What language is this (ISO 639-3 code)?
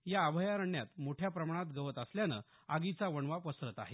mar